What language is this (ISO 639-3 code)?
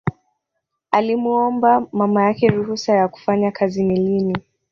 swa